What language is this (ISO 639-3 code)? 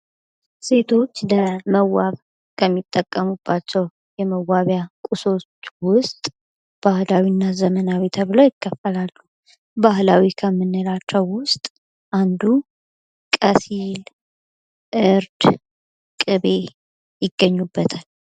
amh